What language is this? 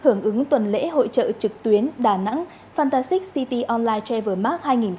Vietnamese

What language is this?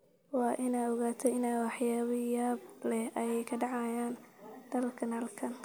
Somali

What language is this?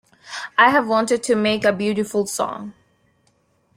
English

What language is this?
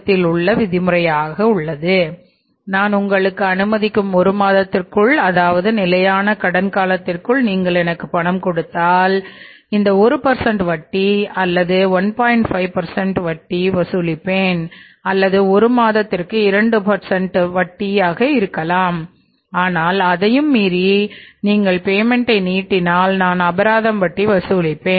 Tamil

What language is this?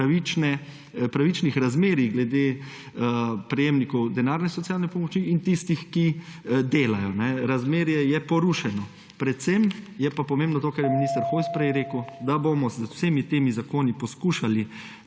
Slovenian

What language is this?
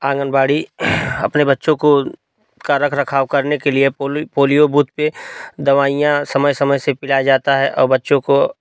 Hindi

